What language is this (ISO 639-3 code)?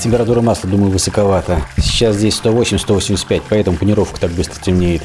rus